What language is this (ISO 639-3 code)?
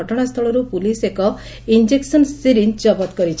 ori